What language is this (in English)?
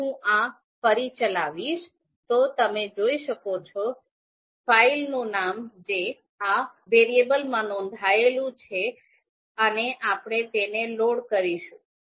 Gujarati